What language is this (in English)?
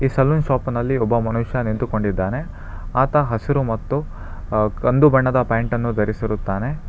Kannada